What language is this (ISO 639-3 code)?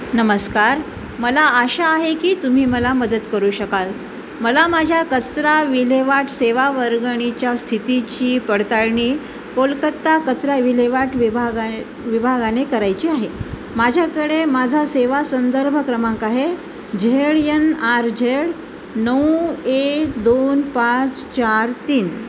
mar